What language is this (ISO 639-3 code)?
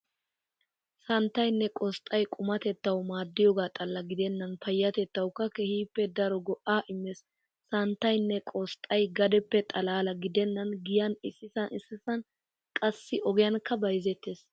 wal